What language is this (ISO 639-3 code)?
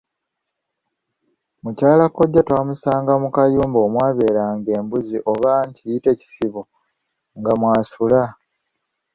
lug